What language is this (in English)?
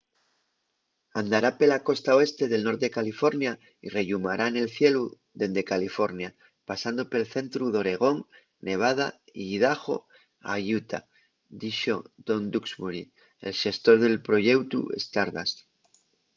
Asturian